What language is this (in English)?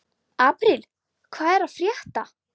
Icelandic